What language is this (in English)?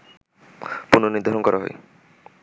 Bangla